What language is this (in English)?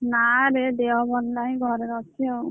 Odia